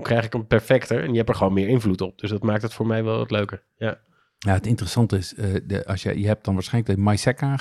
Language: Dutch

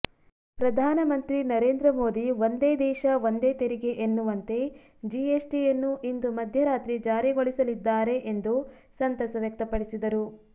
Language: Kannada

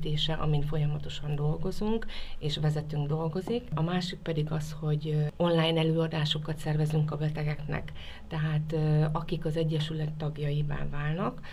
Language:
Hungarian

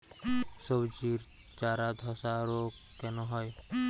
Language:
Bangla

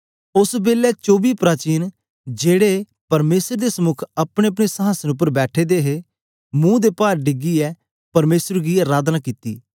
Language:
Dogri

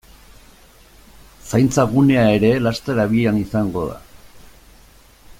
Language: Basque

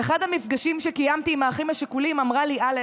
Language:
Hebrew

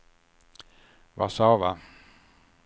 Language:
Swedish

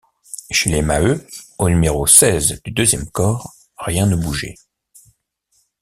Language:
French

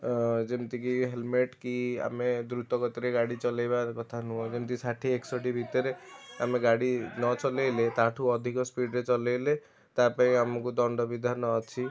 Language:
Odia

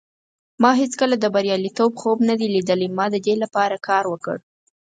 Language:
Pashto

